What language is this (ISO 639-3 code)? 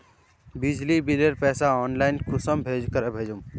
mag